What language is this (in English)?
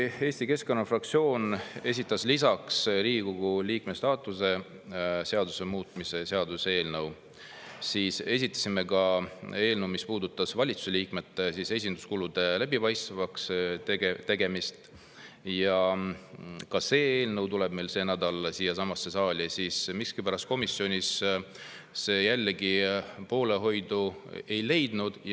Estonian